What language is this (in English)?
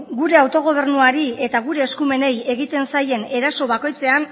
Basque